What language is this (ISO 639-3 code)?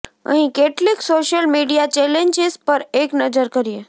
guj